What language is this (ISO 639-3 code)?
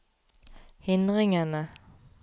nor